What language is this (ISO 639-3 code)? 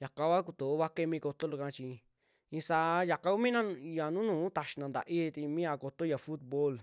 jmx